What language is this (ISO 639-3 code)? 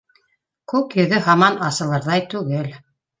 bak